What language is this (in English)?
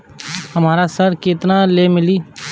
Bhojpuri